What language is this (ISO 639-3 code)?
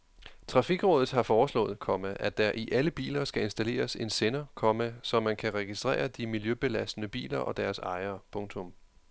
dan